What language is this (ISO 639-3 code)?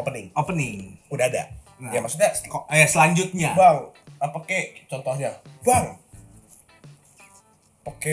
ind